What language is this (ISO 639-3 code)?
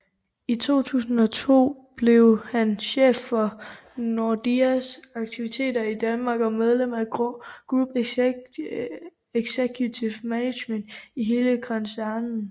dan